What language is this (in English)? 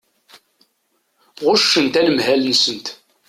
Kabyle